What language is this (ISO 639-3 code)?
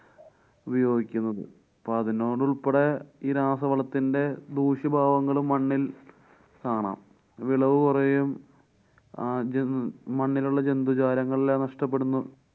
mal